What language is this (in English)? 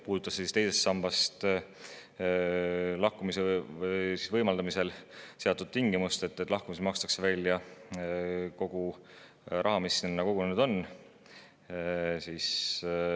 Estonian